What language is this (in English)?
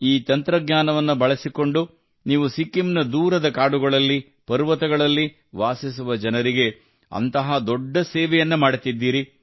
Kannada